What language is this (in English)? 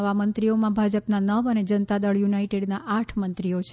Gujarati